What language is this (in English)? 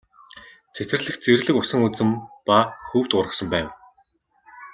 Mongolian